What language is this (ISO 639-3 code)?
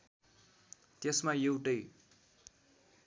nep